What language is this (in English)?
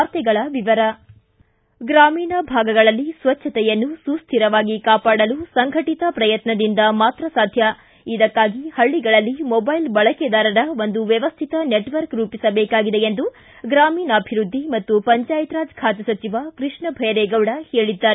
Kannada